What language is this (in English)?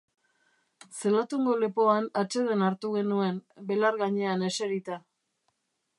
Basque